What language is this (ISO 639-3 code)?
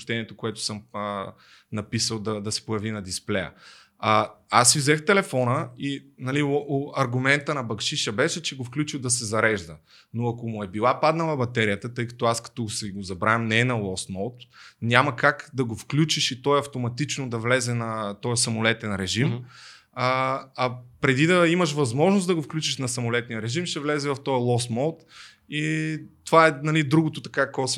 bul